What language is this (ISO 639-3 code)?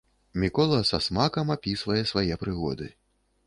bel